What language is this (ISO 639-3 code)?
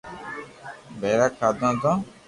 lrk